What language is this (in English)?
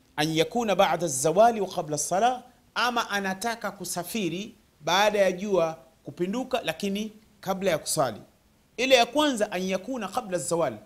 Swahili